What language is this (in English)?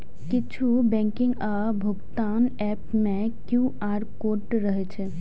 Maithili